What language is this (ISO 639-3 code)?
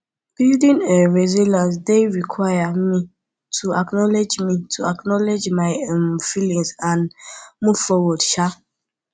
pcm